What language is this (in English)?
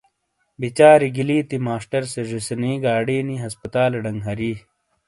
Shina